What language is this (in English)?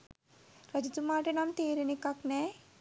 Sinhala